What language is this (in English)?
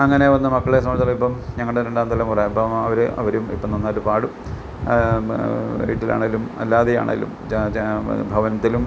Malayalam